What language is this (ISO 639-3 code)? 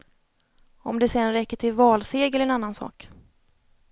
swe